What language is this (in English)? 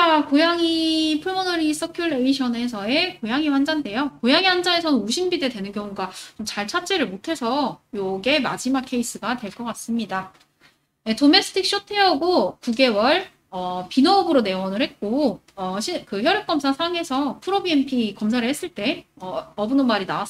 Korean